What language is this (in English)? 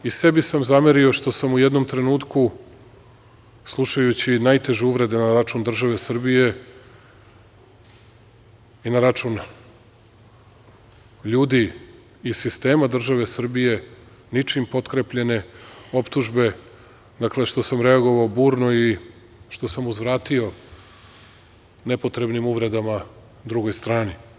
Serbian